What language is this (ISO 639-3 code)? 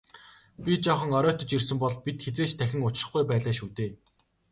mon